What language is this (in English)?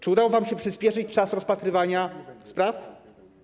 Polish